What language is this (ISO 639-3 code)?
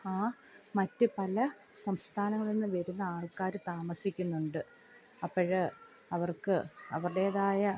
mal